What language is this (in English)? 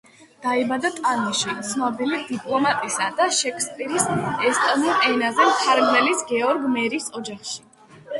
Georgian